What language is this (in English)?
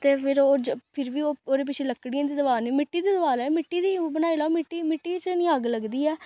Dogri